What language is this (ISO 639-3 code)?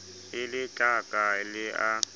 sot